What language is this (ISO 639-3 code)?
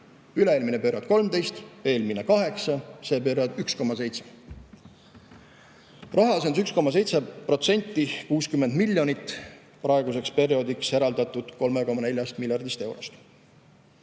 est